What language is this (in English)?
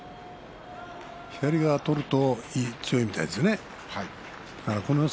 Japanese